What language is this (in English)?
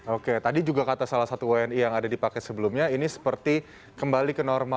Indonesian